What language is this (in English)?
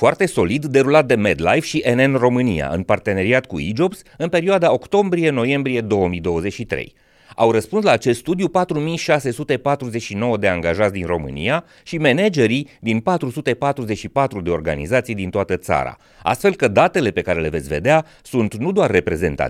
Romanian